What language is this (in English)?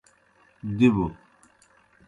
Kohistani Shina